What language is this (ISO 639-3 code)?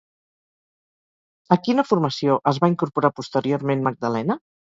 cat